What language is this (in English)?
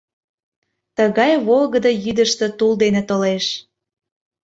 Mari